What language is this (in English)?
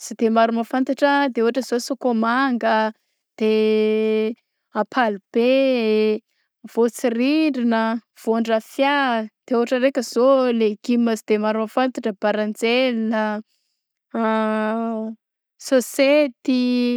Southern Betsimisaraka Malagasy